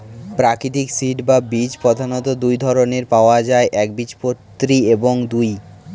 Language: Bangla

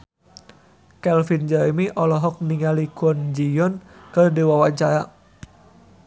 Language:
Sundanese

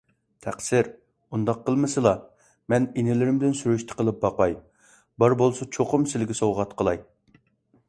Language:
Uyghur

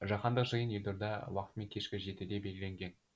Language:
Kazakh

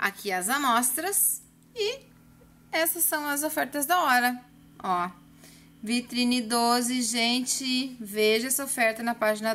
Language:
Portuguese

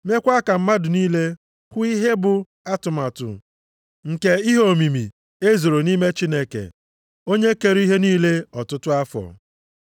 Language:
Igbo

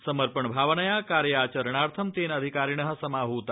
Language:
Sanskrit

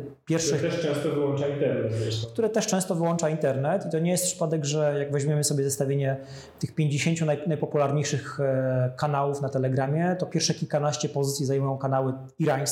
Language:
Polish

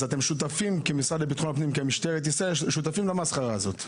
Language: Hebrew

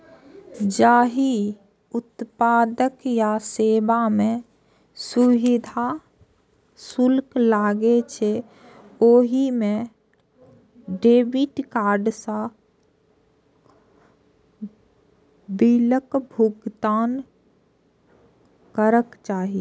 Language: Maithili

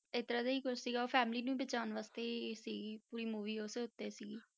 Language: Punjabi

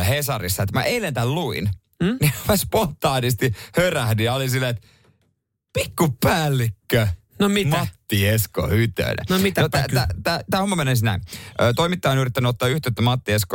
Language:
Finnish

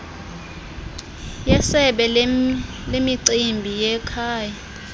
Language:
Xhosa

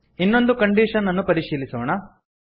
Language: Kannada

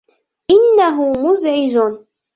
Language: Arabic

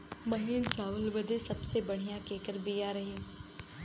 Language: Bhojpuri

